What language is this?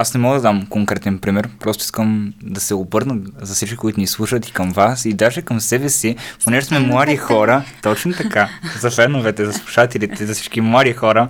Bulgarian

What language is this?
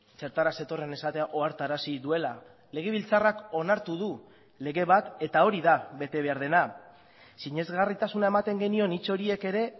Basque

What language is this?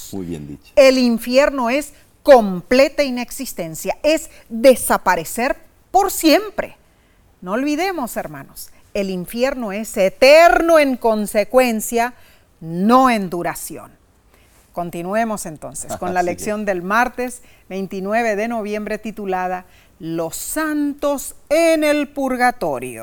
Spanish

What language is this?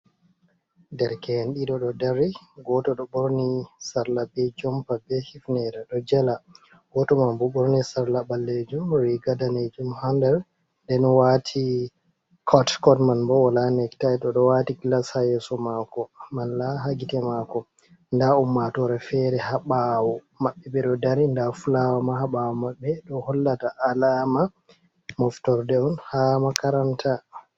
Fula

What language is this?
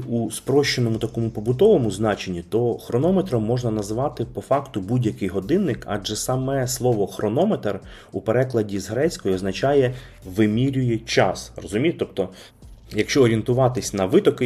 Ukrainian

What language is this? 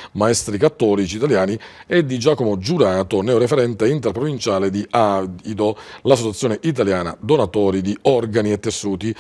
Italian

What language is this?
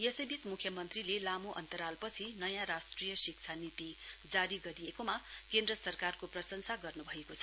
Nepali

